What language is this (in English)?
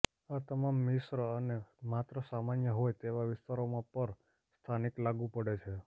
Gujarati